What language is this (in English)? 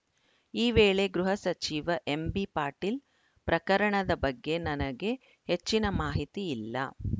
Kannada